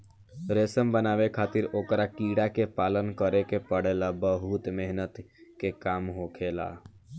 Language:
Bhojpuri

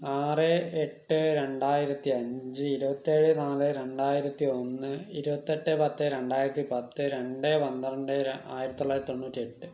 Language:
Malayalam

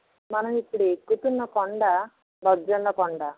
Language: Telugu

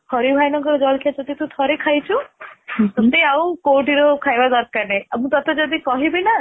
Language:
Odia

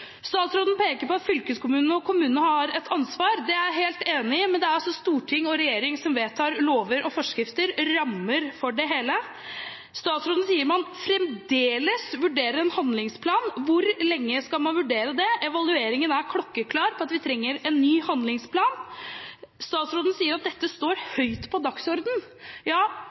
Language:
Norwegian Bokmål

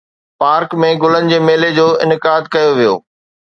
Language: Sindhi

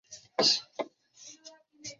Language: Chinese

